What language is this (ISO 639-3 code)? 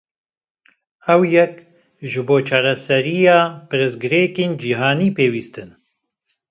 kur